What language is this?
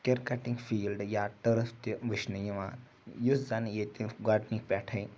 Kashmiri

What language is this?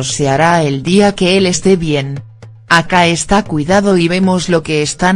Spanish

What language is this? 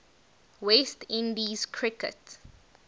English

